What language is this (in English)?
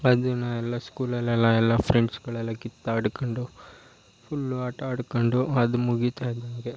Kannada